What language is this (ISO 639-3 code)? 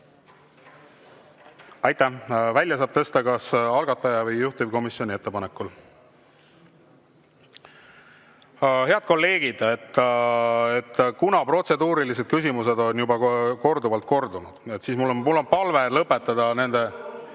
est